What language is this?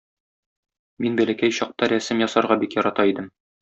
Tatar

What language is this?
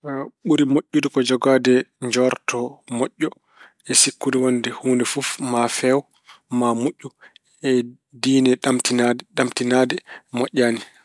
Fula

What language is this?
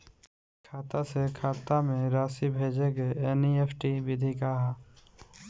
Bhojpuri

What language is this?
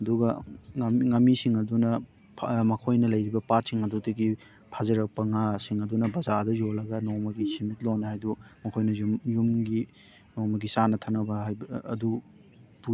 Manipuri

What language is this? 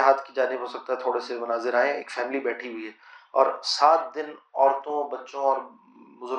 Urdu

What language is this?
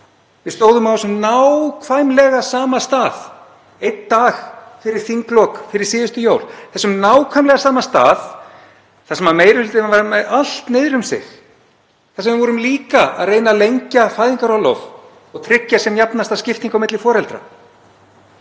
Icelandic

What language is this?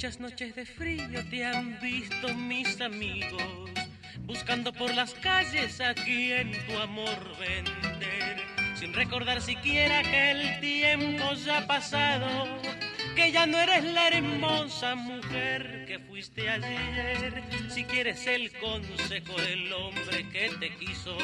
Spanish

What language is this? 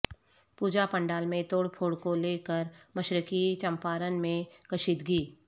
Urdu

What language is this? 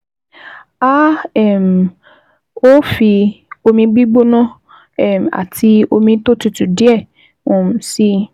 Yoruba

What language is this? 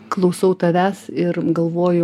Lithuanian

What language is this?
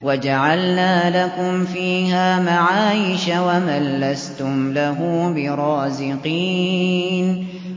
Arabic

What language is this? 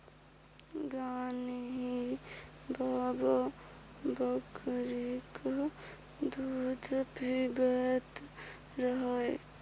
Maithili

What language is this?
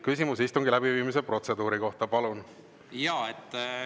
Estonian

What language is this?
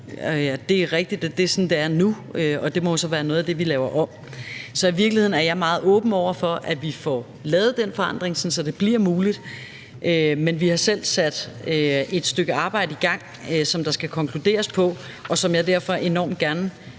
Danish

